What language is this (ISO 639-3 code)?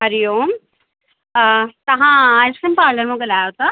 snd